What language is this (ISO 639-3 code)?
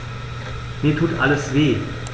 deu